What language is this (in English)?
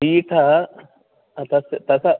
Sanskrit